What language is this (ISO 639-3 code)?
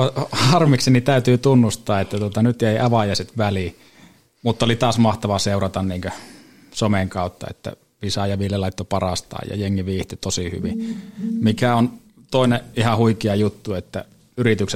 fin